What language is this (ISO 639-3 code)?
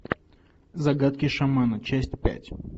rus